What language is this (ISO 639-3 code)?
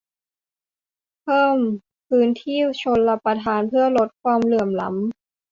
tha